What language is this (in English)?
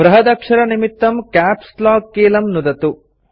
Sanskrit